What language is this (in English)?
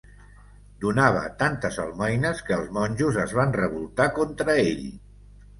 Catalan